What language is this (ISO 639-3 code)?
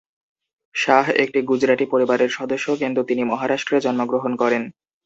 ben